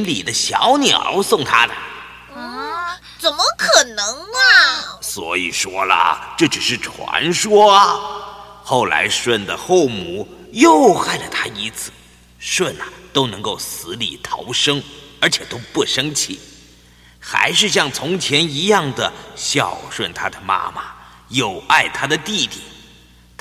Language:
Chinese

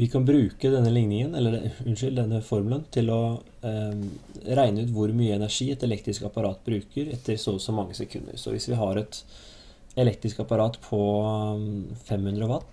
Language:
Norwegian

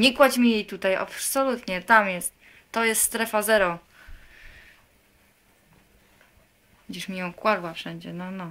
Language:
Polish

